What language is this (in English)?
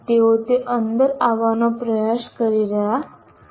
Gujarati